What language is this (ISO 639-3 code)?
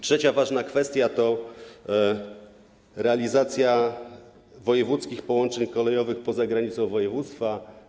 pol